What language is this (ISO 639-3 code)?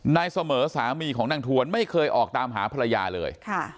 tha